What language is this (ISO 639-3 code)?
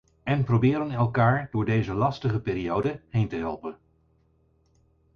nld